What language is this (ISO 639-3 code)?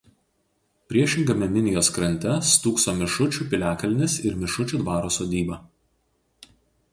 lit